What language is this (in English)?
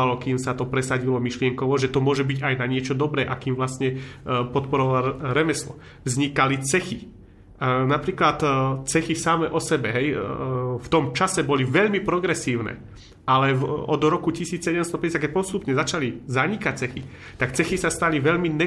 Slovak